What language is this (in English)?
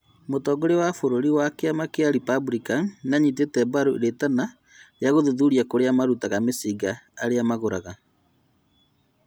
Kikuyu